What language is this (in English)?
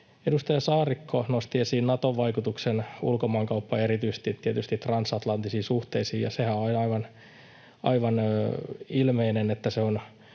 Finnish